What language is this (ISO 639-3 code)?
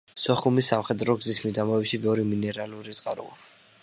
kat